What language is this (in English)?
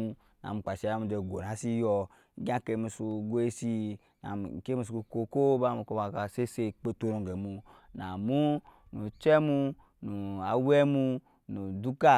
Nyankpa